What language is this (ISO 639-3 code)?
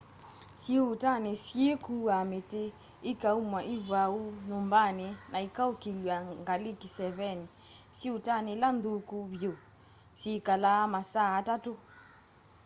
kam